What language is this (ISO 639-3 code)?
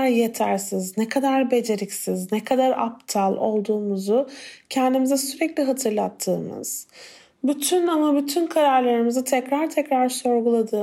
tur